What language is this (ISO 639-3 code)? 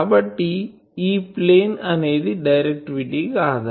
tel